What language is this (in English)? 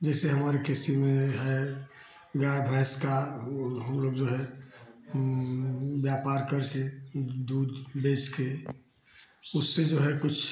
Hindi